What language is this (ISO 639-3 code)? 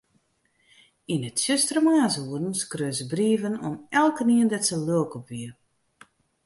fry